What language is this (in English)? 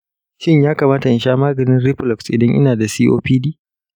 Hausa